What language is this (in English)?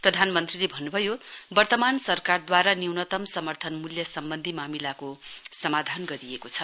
Nepali